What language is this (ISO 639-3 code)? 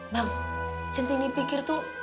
ind